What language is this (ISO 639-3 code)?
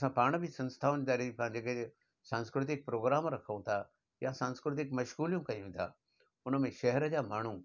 snd